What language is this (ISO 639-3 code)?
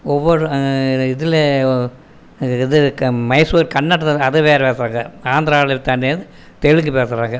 tam